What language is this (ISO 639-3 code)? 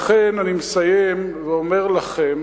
heb